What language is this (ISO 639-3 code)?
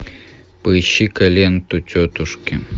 rus